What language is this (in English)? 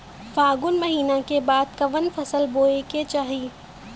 Bhojpuri